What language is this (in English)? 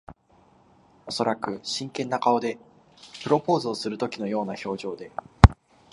Japanese